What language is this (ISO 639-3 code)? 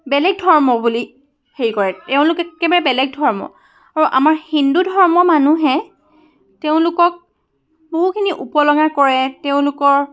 asm